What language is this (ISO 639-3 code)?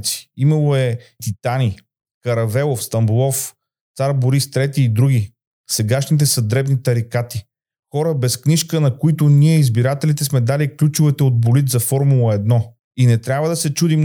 bul